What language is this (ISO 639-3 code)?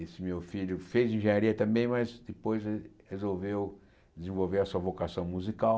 por